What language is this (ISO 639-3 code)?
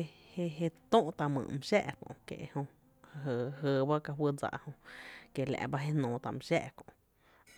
cte